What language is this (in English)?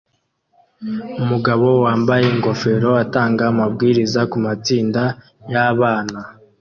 Kinyarwanda